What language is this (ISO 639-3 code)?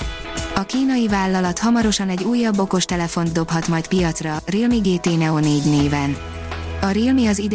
hun